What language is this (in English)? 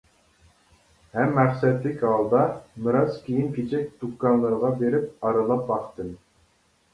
Uyghur